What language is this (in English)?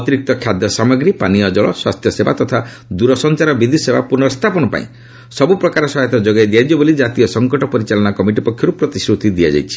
Odia